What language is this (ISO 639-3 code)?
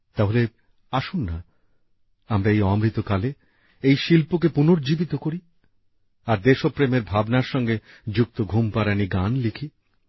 ben